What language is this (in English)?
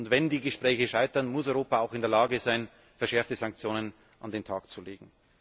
German